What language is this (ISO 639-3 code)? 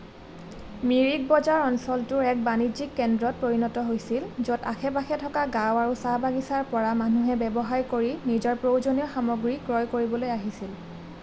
asm